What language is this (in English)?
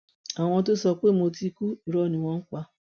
Yoruba